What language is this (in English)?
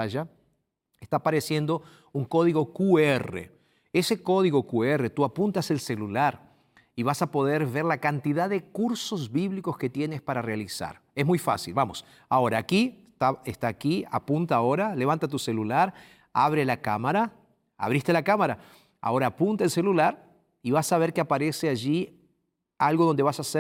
Spanish